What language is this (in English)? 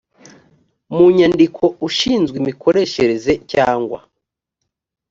Kinyarwanda